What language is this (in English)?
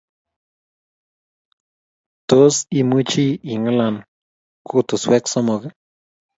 Kalenjin